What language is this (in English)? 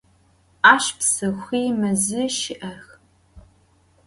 Adyghe